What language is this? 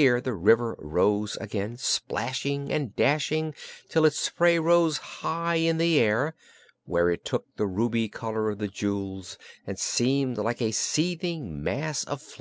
English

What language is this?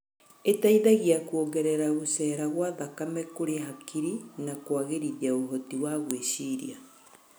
Kikuyu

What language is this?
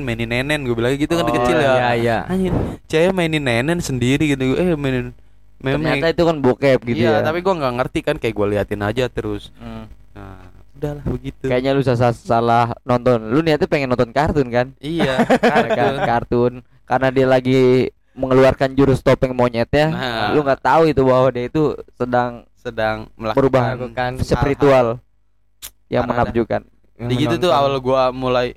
Indonesian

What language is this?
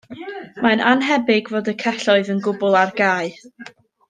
Welsh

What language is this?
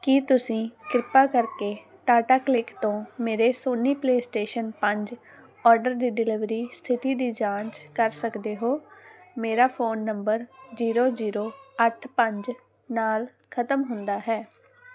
Punjabi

